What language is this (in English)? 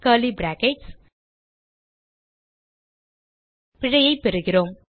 Tamil